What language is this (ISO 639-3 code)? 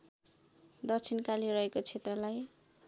nep